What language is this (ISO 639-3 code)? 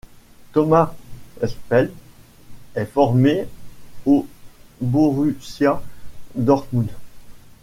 fra